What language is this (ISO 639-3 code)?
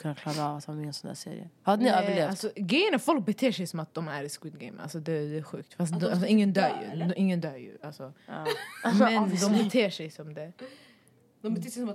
swe